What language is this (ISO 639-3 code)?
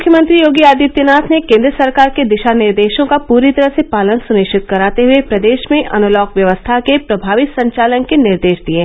hin